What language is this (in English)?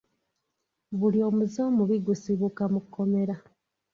Ganda